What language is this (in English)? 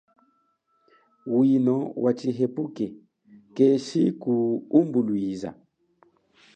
Chokwe